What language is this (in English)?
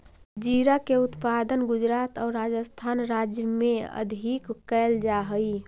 Magahi